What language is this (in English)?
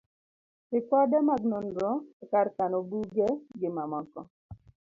Luo (Kenya and Tanzania)